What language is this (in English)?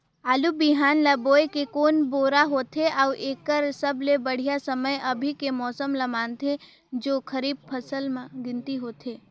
Chhattisgarhi